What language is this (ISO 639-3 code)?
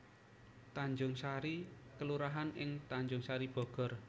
jav